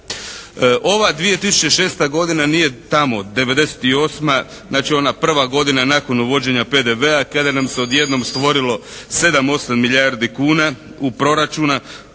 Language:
Croatian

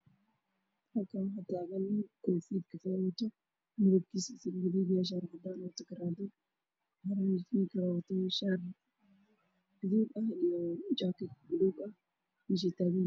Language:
Somali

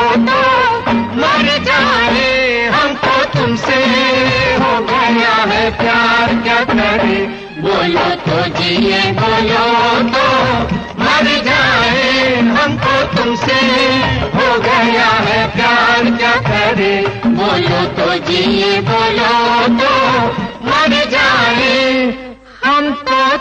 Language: Hindi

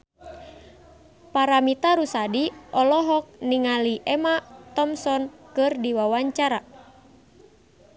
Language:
Sundanese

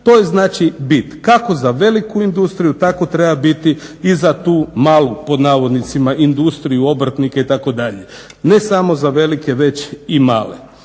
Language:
Croatian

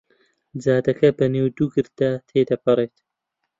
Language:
Central Kurdish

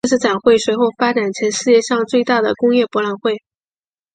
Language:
Chinese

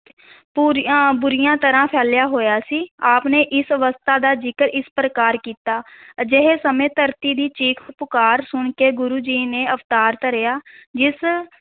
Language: Punjabi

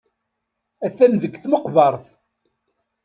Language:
Kabyle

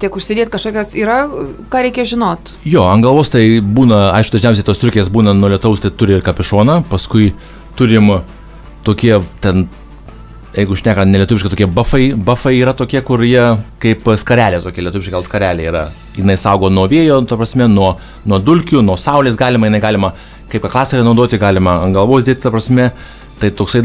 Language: Lithuanian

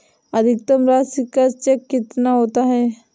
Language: Hindi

